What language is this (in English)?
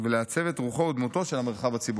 Hebrew